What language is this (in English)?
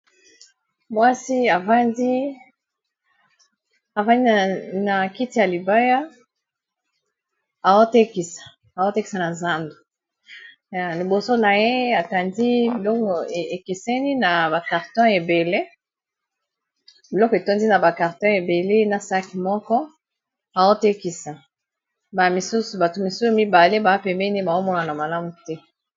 Lingala